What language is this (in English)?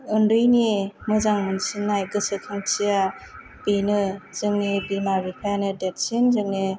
Bodo